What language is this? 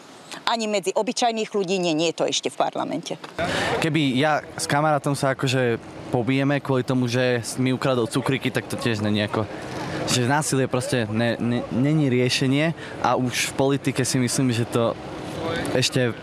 Slovak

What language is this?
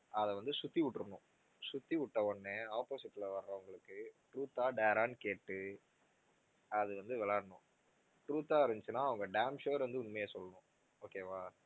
Tamil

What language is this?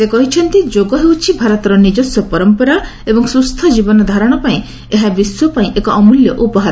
Odia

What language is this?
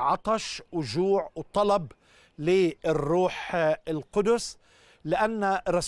Arabic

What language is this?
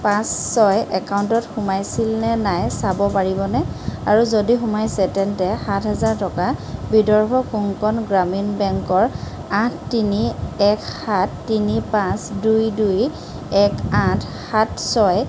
Assamese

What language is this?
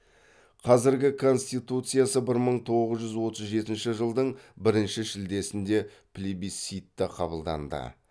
Kazakh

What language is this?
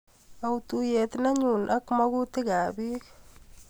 Kalenjin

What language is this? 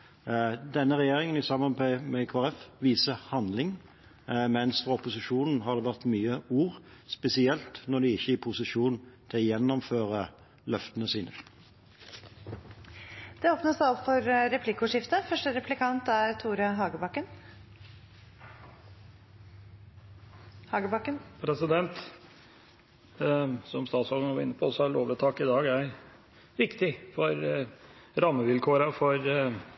Norwegian Bokmål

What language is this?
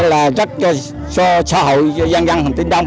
Vietnamese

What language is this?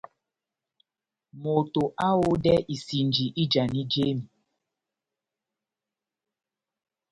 Batanga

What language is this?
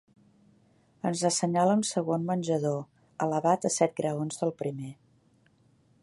Catalan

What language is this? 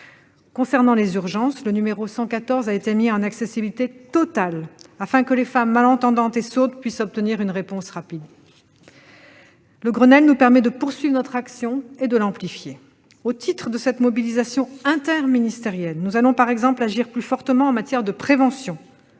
French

